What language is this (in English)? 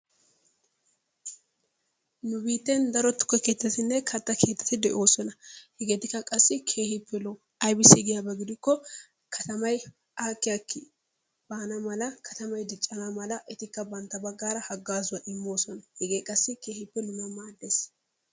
Wolaytta